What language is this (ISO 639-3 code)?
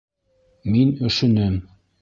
bak